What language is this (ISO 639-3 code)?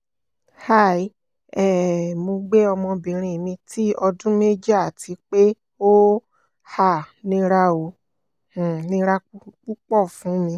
yor